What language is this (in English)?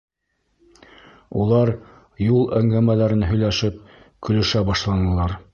Bashkir